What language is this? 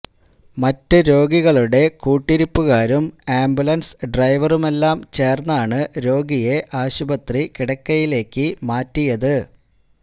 Malayalam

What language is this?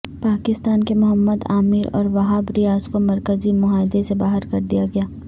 Urdu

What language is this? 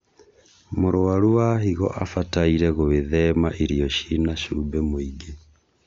Kikuyu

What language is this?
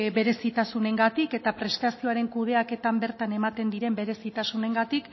Basque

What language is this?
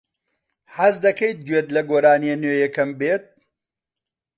Central Kurdish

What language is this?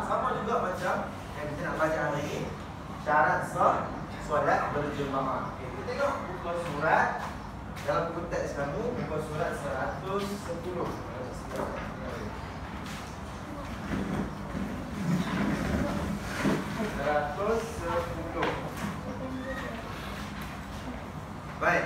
Malay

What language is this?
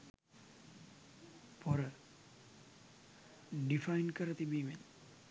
Sinhala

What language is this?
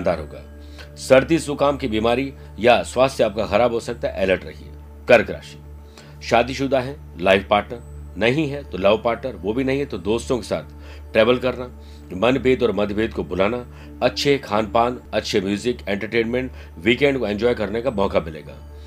Hindi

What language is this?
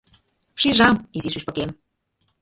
Mari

